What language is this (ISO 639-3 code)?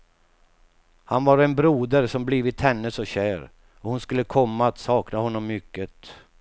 swe